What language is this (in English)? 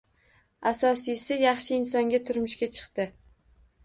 Uzbek